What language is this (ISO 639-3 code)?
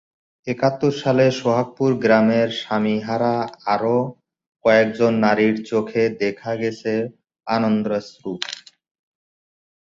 ben